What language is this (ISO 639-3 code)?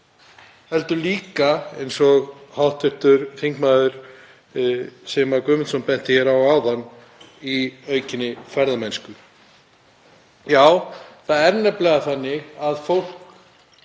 isl